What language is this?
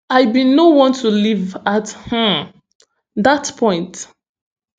Nigerian Pidgin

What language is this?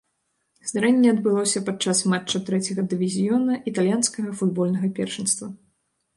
Belarusian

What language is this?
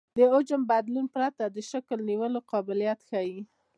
Pashto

